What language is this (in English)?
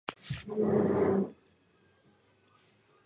Georgian